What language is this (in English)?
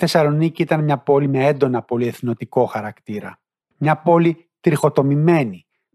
Greek